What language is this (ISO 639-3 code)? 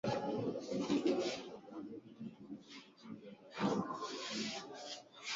swa